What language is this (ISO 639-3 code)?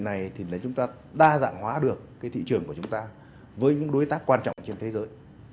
vie